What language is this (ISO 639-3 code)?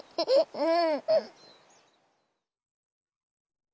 jpn